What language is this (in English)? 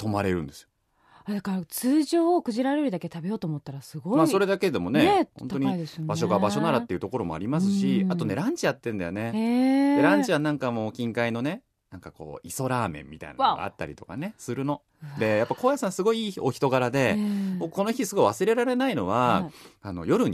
Japanese